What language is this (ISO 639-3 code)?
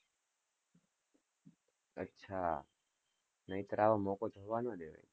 guj